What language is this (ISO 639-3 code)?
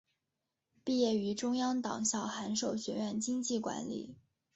zho